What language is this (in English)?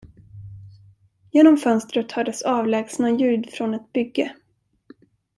Swedish